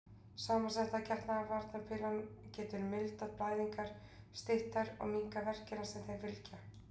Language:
Icelandic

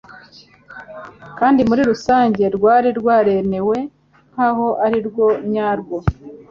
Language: Kinyarwanda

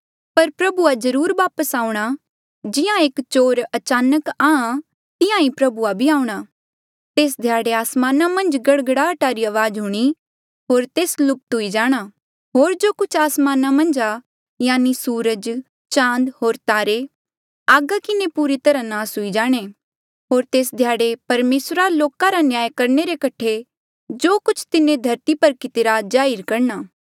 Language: Mandeali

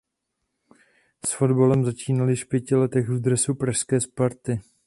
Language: Czech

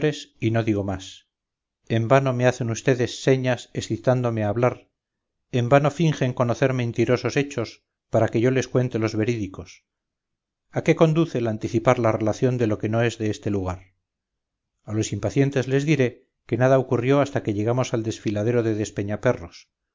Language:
Spanish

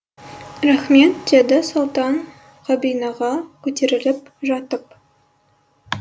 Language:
Kazakh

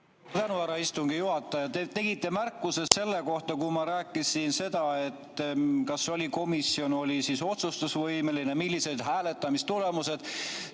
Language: Estonian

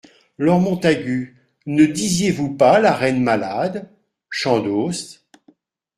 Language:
French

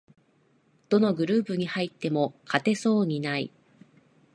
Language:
Japanese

